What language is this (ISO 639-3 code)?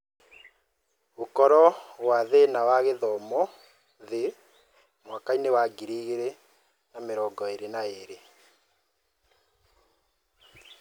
kik